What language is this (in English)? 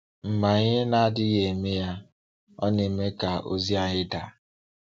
Igbo